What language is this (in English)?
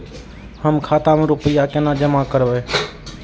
Maithili